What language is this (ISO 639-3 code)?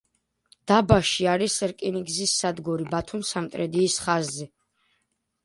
kat